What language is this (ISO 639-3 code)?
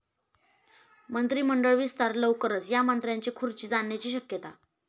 mar